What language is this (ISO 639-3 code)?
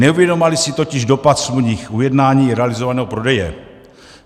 ces